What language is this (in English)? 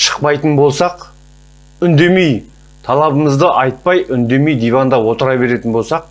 Turkish